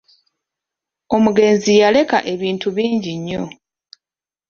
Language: Ganda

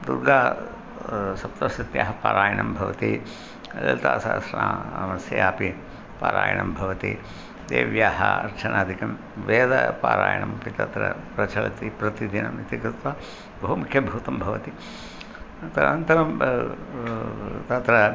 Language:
Sanskrit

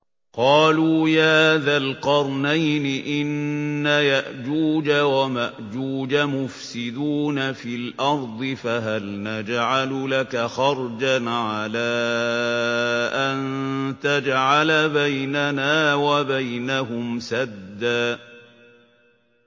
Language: Arabic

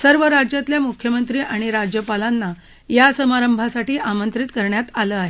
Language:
Marathi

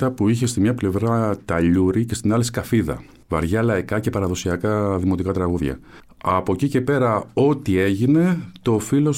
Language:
Greek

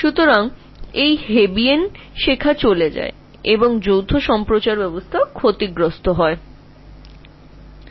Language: Bangla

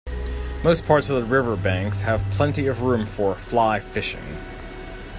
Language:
English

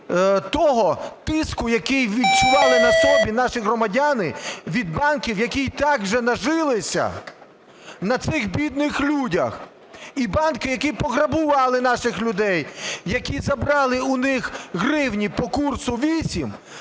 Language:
Ukrainian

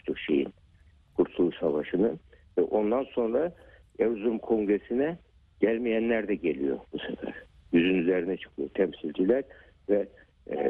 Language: Turkish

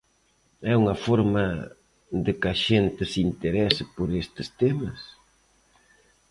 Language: Galician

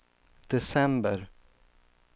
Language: Swedish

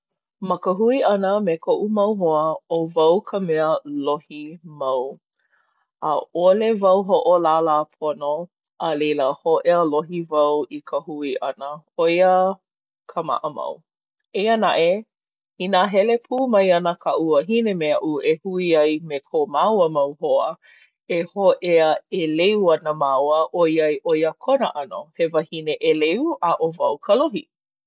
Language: Hawaiian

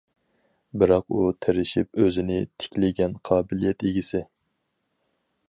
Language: Uyghur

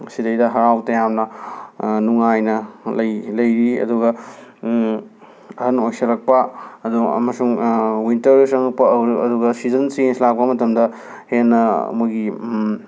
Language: Manipuri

